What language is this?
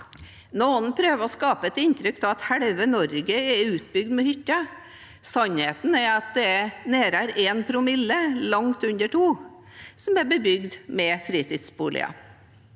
Norwegian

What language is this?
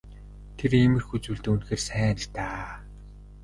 Mongolian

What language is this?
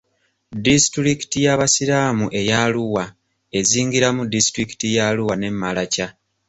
Ganda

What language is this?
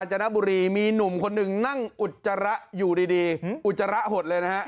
Thai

